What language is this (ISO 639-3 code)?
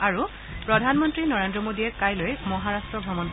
asm